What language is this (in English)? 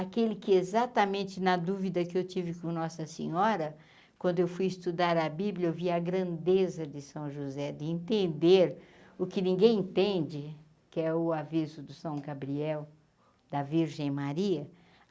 Portuguese